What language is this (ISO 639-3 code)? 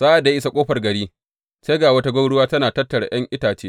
hau